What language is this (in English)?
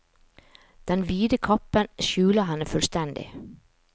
Norwegian